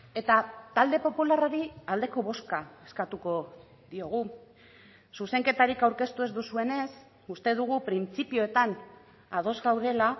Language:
Basque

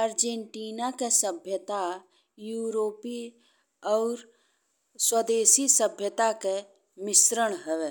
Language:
Bhojpuri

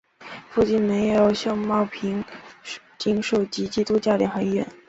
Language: Chinese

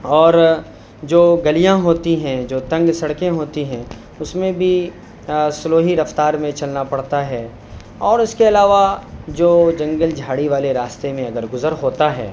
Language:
Urdu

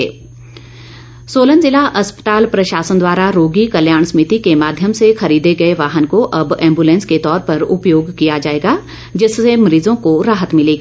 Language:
Hindi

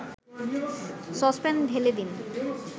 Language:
Bangla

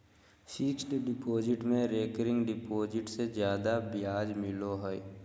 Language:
Magahi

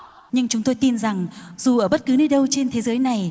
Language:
Vietnamese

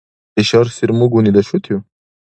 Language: Dargwa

